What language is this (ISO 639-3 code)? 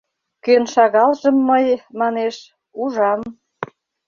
chm